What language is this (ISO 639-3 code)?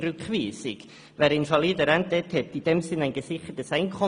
gsw